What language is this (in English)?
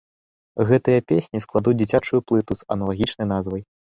Belarusian